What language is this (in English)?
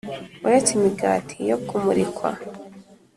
Kinyarwanda